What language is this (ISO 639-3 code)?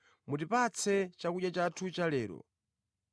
nya